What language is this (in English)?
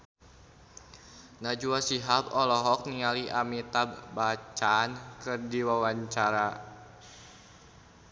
Sundanese